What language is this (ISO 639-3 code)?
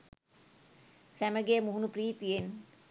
sin